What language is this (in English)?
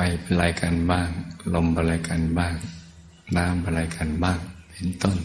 Thai